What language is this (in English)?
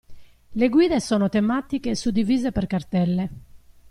Italian